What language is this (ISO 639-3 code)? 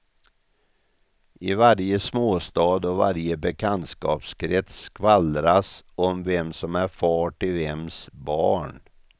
swe